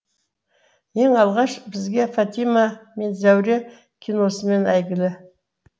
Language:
Kazakh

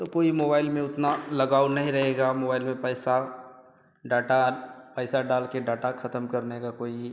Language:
Hindi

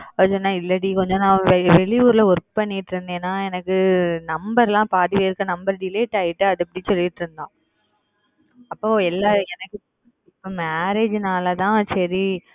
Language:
Tamil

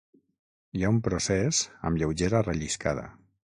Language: Catalan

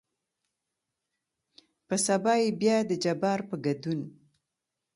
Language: Pashto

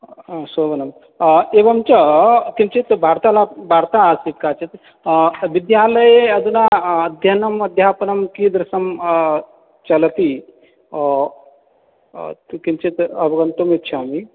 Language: Sanskrit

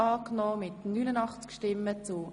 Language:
Swiss German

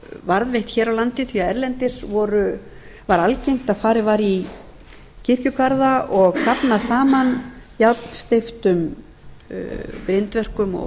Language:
Icelandic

